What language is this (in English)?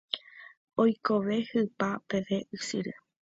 Guarani